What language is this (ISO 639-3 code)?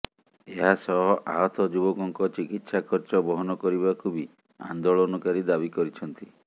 ori